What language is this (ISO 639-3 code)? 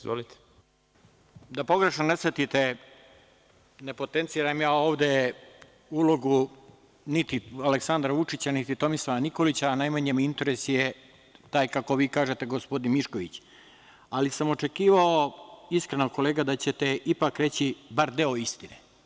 srp